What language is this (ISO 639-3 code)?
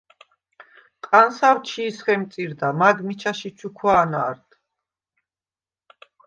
sva